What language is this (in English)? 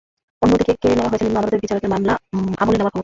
Bangla